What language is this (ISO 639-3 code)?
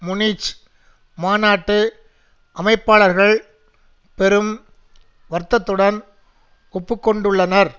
tam